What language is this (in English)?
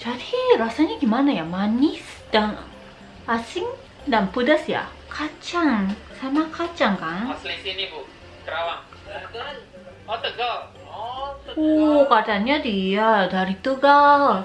Indonesian